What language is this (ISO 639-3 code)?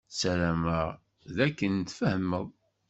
kab